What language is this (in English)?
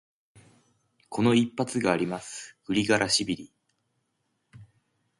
Japanese